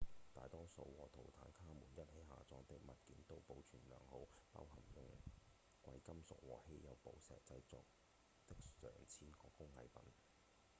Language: Cantonese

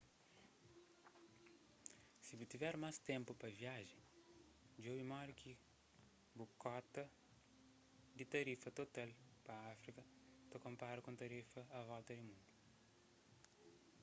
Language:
Kabuverdianu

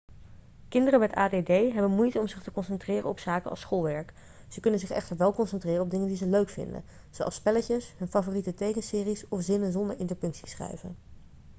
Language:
Dutch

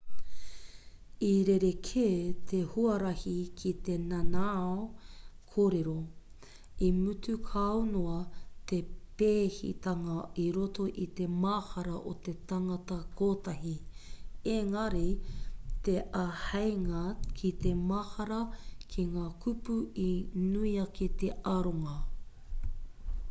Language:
Māori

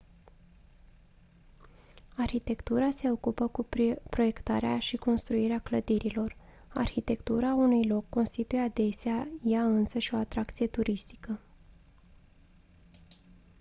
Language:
Romanian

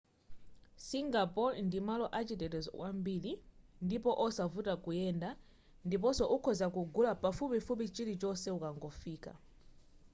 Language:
Nyanja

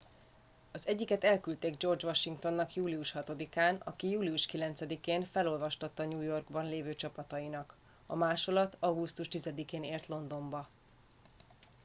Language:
Hungarian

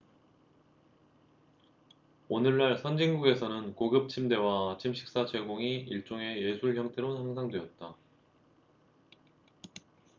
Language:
Korean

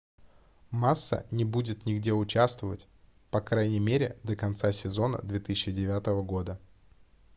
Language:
Russian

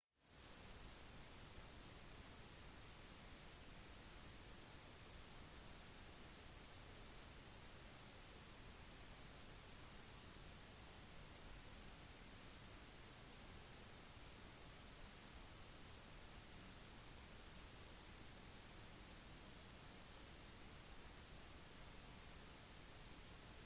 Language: Norwegian Bokmål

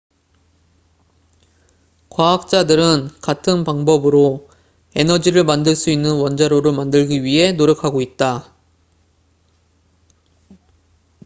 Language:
Korean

